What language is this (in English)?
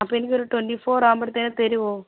Malayalam